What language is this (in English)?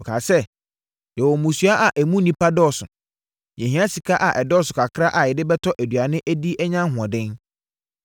Akan